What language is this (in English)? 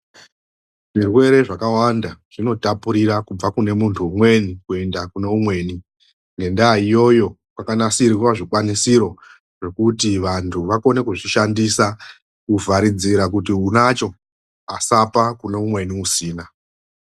Ndau